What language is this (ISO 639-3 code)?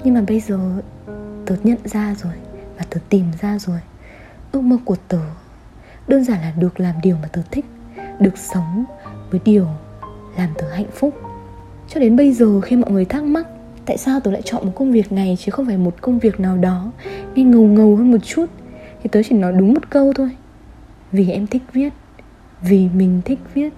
vie